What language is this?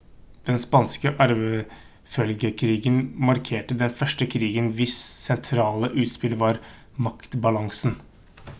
Norwegian Bokmål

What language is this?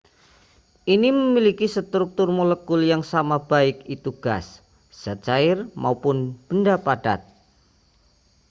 Indonesian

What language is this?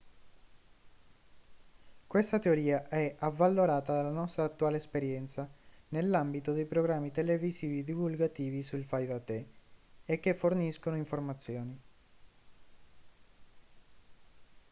Italian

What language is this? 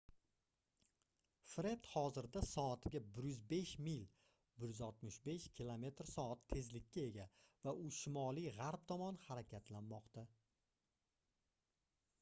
Uzbek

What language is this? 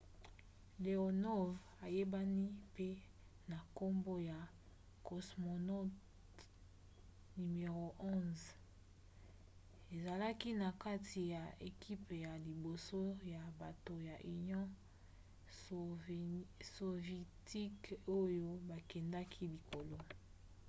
Lingala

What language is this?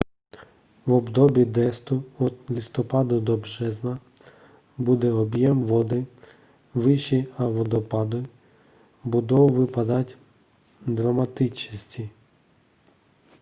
Czech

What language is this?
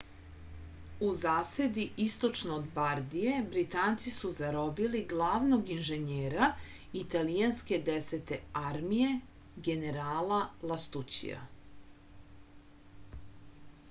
Serbian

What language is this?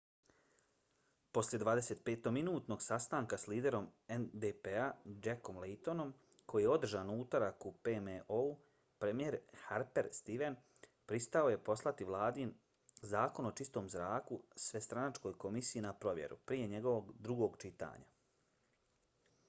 Bosnian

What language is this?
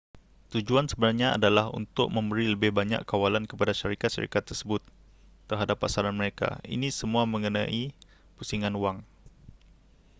Malay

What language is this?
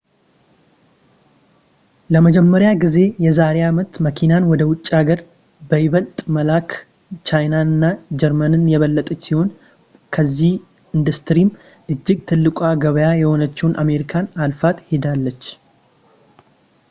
Amharic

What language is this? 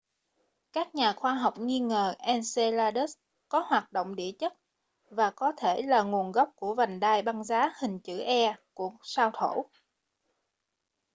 Vietnamese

